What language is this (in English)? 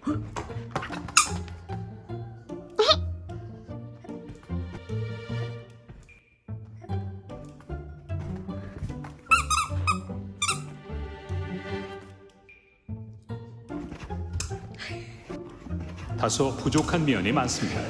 Korean